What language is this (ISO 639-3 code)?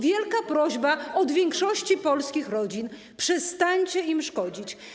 pol